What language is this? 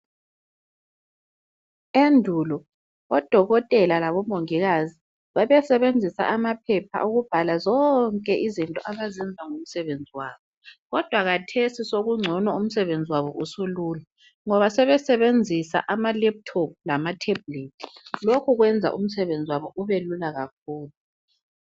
North Ndebele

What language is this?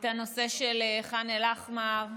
Hebrew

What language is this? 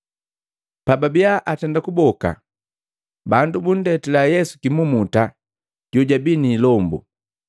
Matengo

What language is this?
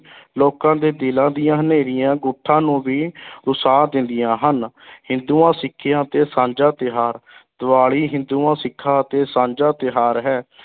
Punjabi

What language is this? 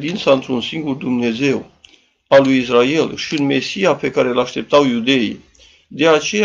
Romanian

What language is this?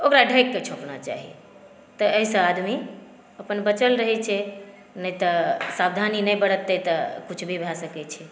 Maithili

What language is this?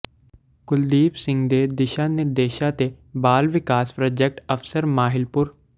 Punjabi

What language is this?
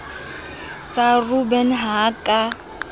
Southern Sotho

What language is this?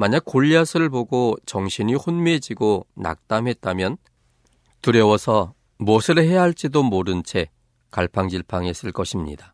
Korean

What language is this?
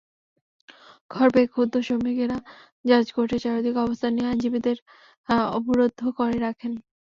Bangla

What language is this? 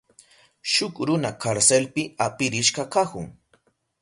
Southern Pastaza Quechua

